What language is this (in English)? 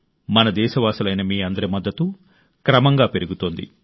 Telugu